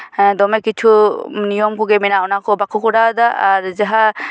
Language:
Santali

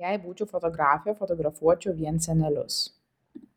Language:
Lithuanian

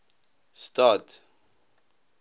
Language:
Afrikaans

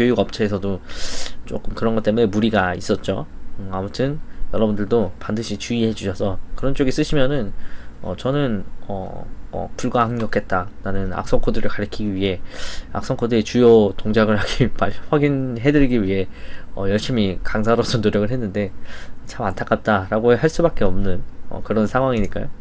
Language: Korean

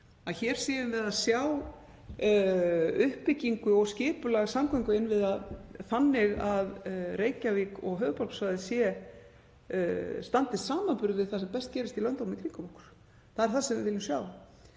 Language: Icelandic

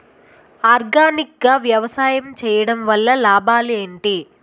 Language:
Telugu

